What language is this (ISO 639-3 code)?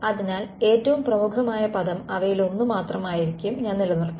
mal